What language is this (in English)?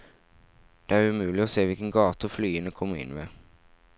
Norwegian